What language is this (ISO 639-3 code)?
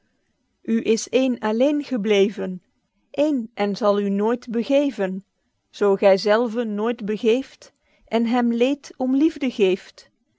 nld